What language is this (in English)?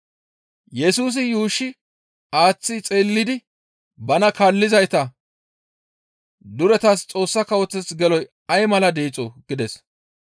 Gamo